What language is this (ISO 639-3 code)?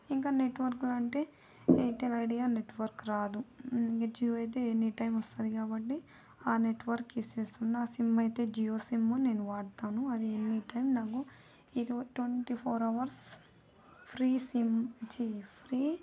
tel